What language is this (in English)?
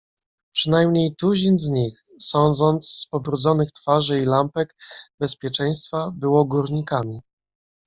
Polish